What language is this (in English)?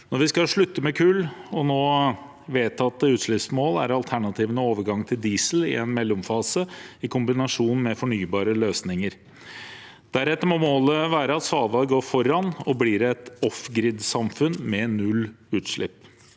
Norwegian